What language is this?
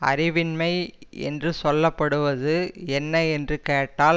Tamil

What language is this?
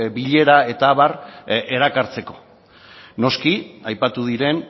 Basque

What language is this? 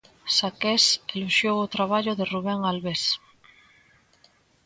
Galician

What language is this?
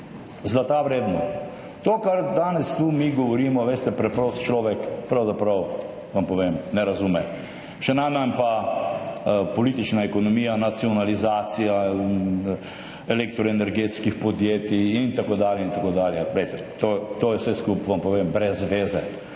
Slovenian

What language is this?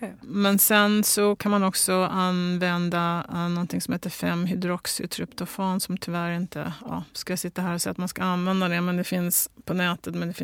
Swedish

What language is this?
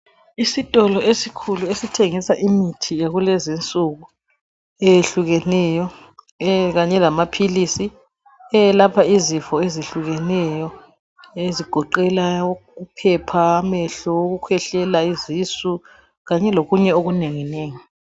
North Ndebele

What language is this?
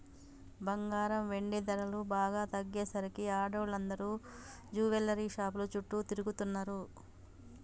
Telugu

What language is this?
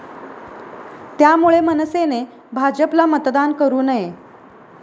Marathi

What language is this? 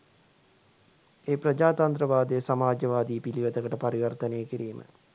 Sinhala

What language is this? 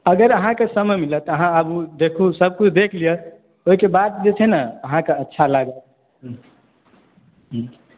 Maithili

